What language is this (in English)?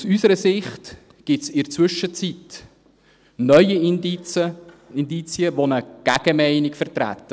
Swiss German